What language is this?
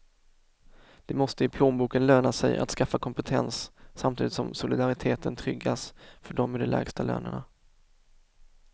Swedish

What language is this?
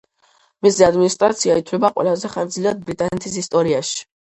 Georgian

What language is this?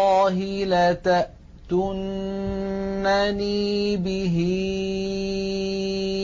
Arabic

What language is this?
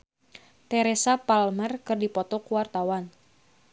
Sundanese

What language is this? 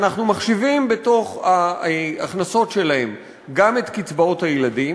Hebrew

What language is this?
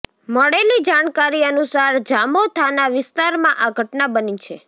Gujarati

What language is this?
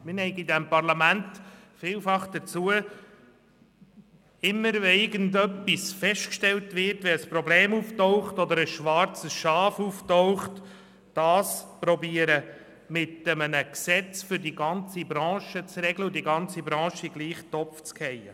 Swiss German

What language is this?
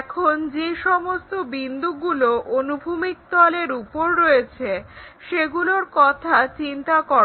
Bangla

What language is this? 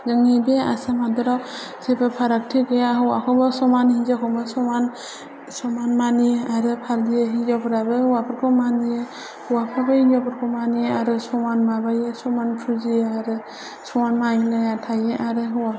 Bodo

